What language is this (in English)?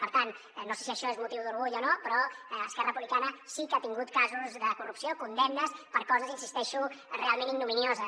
Catalan